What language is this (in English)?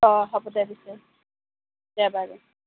Assamese